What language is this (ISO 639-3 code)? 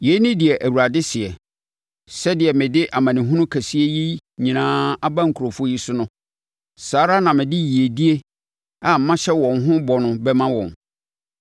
aka